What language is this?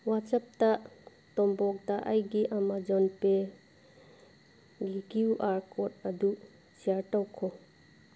Manipuri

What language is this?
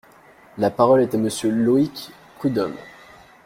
French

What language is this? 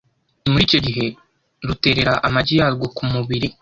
Kinyarwanda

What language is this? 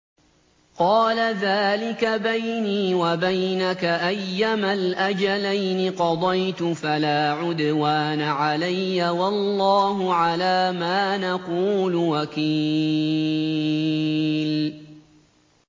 Arabic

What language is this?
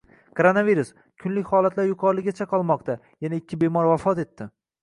Uzbek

